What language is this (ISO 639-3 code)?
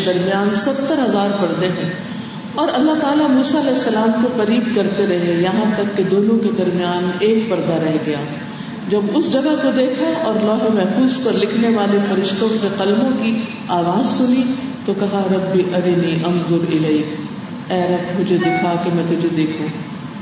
urd